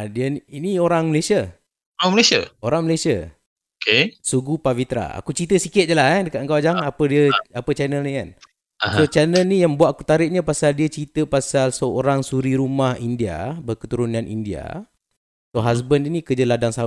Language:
Malay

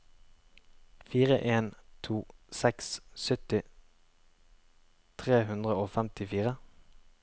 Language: Norwegian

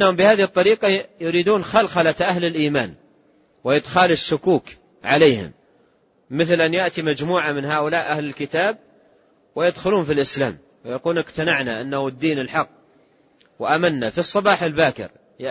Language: Arabic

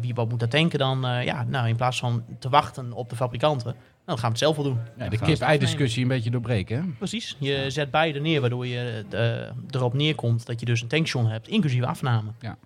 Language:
Dutch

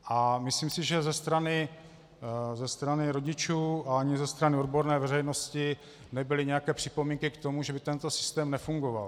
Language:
Czech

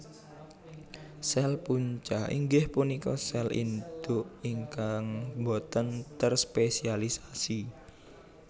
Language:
Javanese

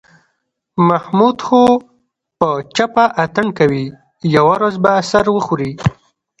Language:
Pashto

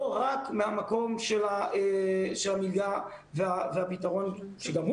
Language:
Hebrew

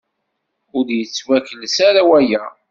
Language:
Kabyle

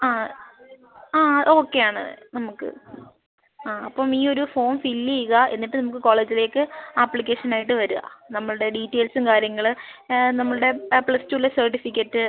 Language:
Malayalam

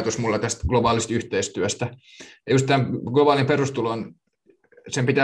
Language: Finnish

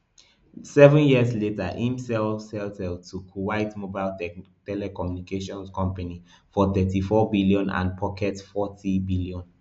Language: Nigerian Pidgin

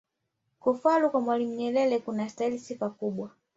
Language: Swahili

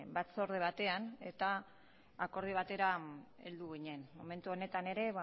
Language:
Basque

